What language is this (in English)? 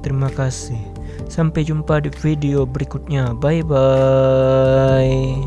Indonesian